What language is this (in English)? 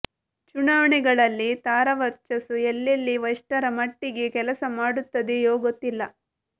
Kannada